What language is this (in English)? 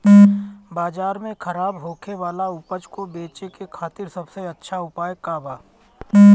Bhojpuri